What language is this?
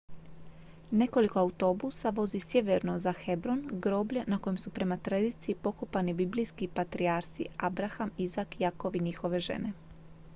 Croatian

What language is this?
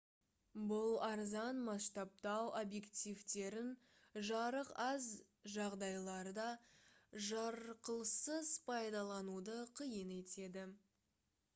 Kazakh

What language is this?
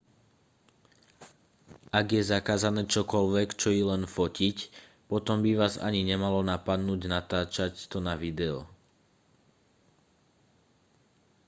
Slovak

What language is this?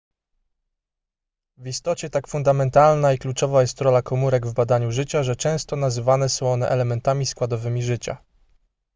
Polish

